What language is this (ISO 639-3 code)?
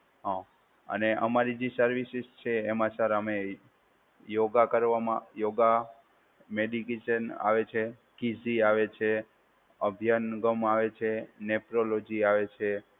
guj